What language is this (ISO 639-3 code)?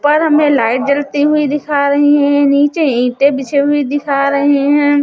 hin